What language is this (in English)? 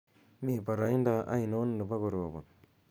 Kalenjin